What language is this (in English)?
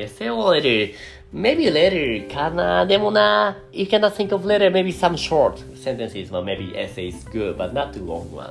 Japanese